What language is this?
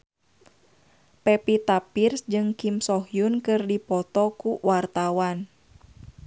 Sundanese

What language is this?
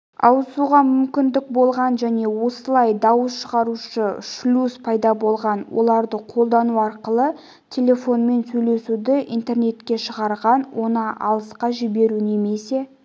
Kazakh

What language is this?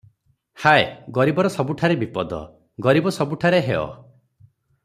Odia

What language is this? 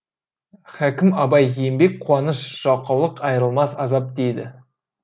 Kazakh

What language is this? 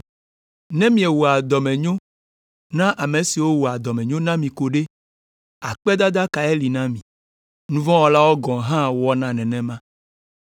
Ewe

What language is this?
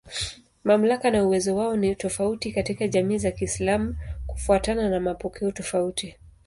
Swahili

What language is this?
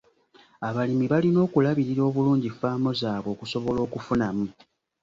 Ganda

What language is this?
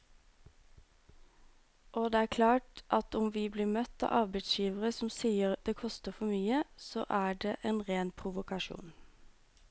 Norwegian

